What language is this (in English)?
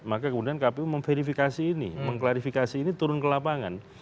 Indonesian